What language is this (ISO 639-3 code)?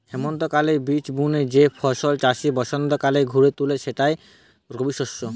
ben